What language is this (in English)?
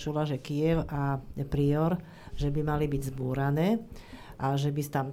Slovak